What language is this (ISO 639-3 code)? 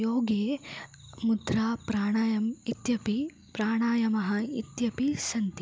san